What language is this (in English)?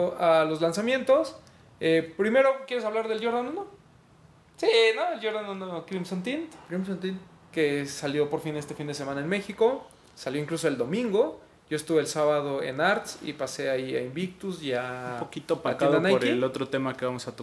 Spanish